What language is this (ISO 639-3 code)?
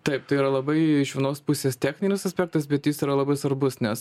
lit